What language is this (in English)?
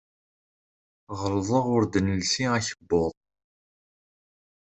Kabyle